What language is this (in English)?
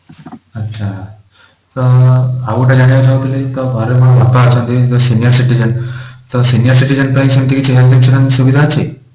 Odia